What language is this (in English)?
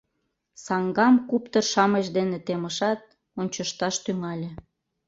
Mari